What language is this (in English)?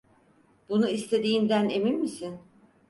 Turkish